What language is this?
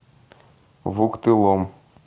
Russian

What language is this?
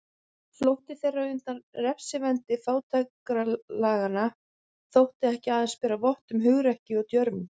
Icelandic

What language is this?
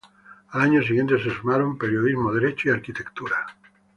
Spanish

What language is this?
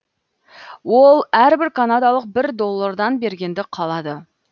Kazakh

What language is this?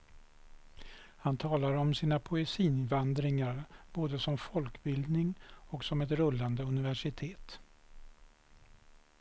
Swedish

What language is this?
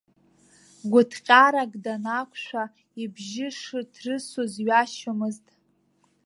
Abkhazian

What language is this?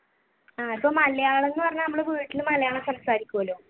Malayalam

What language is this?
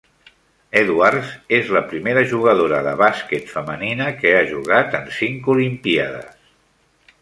Catalan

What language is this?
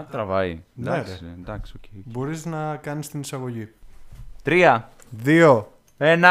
Greek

